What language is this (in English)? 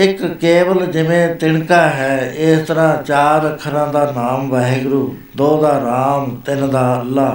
Punjabi